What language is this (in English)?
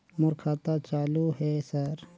Chhattisgarhi